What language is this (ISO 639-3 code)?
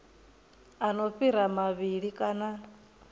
ven